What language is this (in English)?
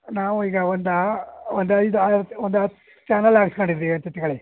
Kannada